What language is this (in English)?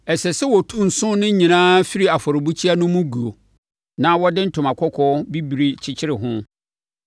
Akan